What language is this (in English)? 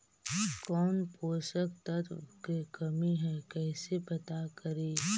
Magahi